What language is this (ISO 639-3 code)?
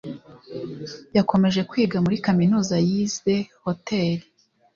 kin